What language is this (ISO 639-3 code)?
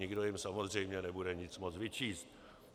ces